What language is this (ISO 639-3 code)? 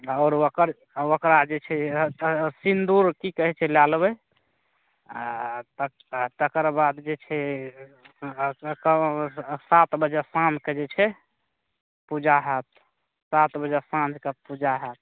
mai